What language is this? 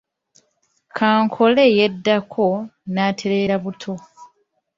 Ganda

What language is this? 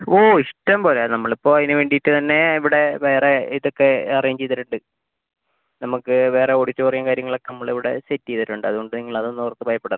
Malayalam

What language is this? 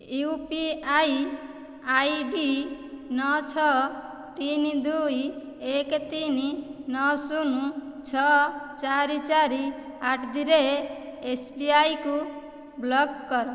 Odia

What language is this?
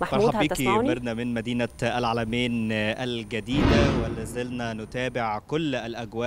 Arabic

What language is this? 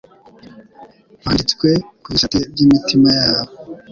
Kinyarwanda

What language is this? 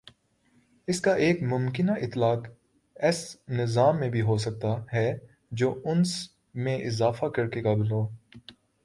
Urdu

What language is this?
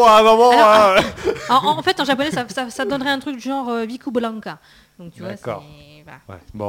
French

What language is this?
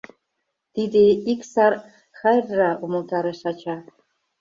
Mari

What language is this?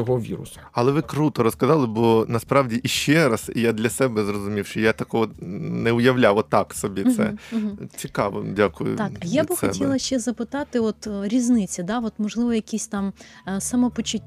Ukrainian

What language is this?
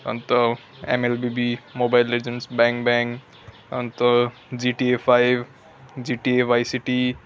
Nepali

